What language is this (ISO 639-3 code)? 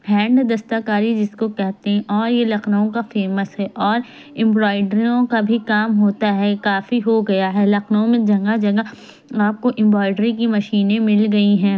urd